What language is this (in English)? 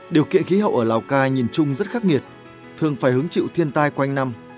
Vietnamese